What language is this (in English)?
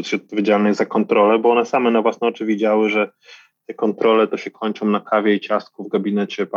Polish